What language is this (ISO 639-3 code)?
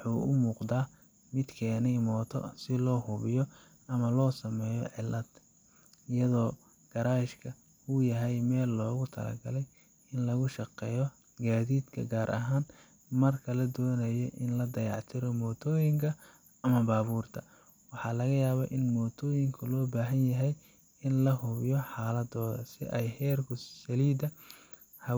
som